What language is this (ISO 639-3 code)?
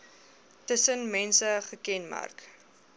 afr